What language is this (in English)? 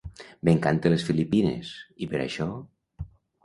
Catalan